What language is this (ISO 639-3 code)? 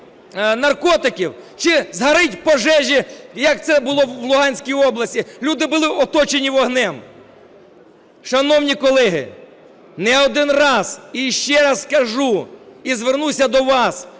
ukr